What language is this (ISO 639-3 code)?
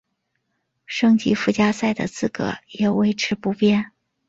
zho